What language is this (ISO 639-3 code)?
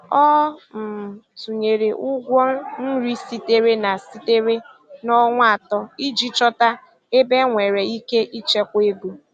ibo